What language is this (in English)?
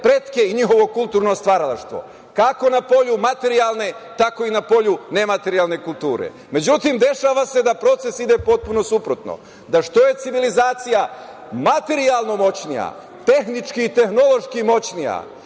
Serbian